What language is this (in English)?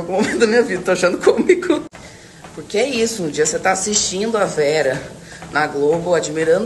Portuguese